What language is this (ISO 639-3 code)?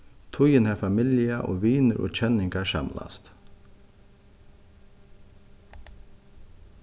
fao